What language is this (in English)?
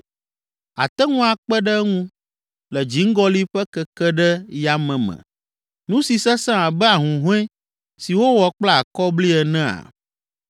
Ewe